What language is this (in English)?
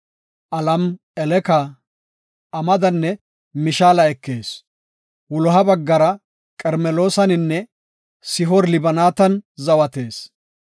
Gofa